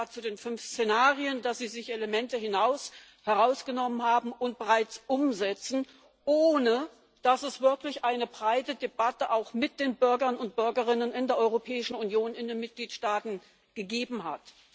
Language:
German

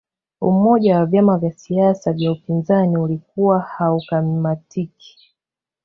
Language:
Swahili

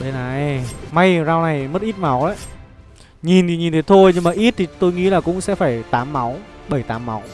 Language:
Vietnamese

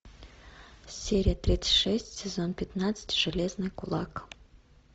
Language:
Russian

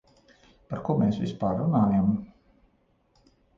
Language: Latvian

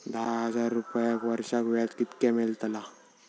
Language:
Marathi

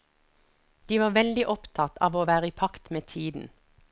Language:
Norwegian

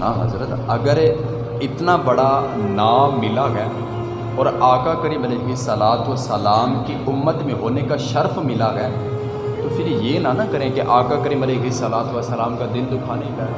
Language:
Urdu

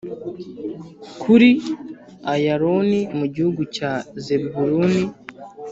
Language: Kinyarwanda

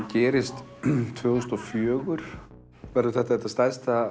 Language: Icelandic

